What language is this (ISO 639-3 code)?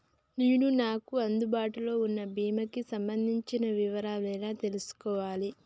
tel